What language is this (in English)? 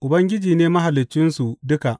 Hausa